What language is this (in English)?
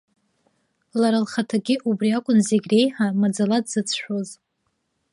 Abkhazian